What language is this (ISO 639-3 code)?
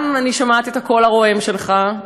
heb